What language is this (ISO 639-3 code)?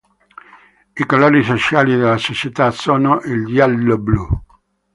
ita